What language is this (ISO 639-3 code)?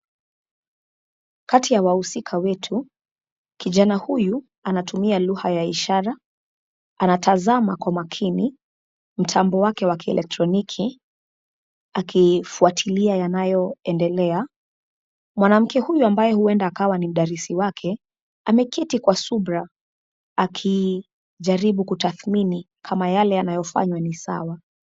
swa